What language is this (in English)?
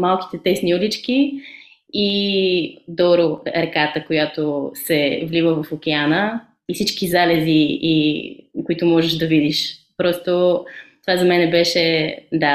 Bulgarian